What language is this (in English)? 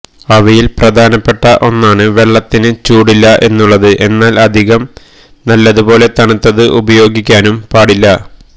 Malayalam